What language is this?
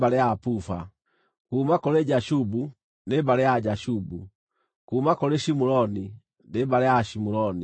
Kikuyu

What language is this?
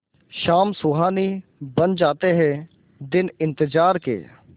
Hindi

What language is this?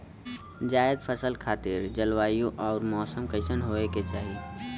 Bhojpuri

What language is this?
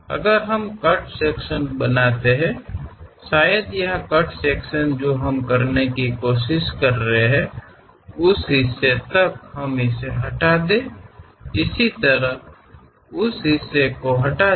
Hindi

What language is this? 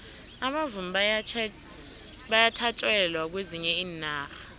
South Ndebele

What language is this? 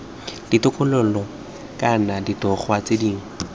Tswana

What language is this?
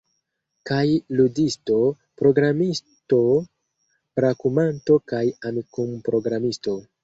Esperanto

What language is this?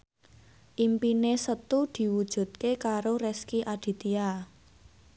Javanese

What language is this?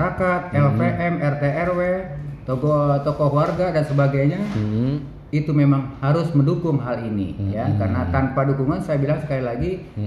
Indonesian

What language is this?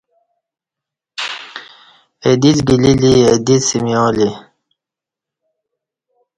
Kati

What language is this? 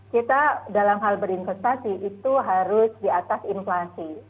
Indonesian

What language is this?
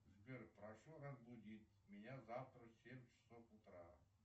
Russian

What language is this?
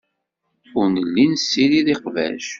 Kabyle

